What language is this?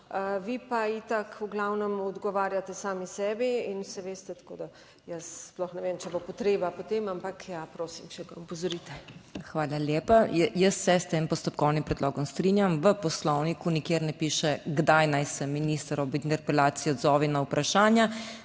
Slovenian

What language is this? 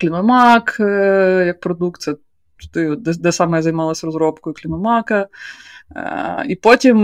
Ukrainian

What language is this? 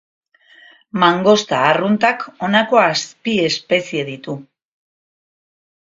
Basque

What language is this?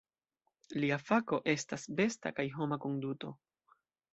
Esperanto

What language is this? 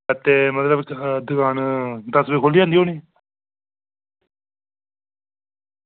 Dogri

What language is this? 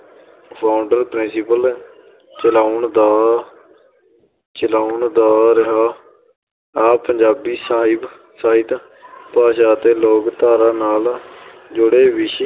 Punjabi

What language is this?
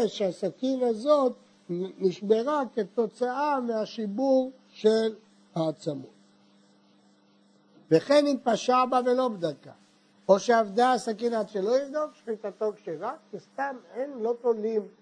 Hebrew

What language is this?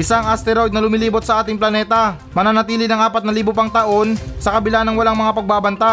Filipino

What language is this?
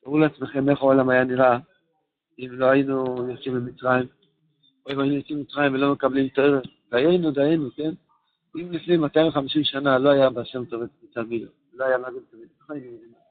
Hebrew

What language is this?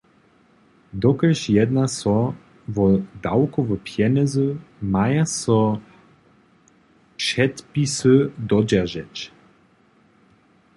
Upper Sorbian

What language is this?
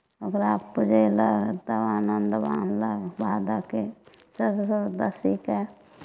Maithili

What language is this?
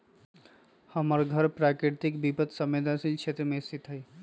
Magahi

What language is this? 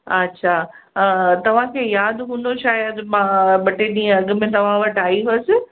Sindhi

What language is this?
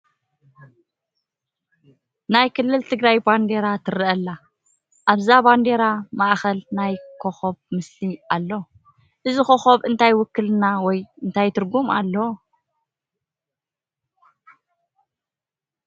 Tigrinya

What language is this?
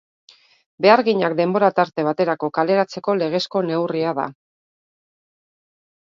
Basque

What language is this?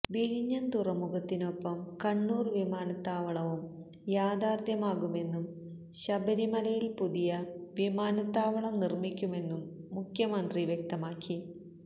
Malayalam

